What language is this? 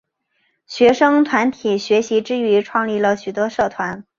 Chinese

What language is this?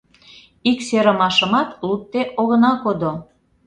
Mari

